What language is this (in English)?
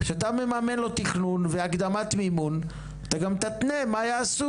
Hebrew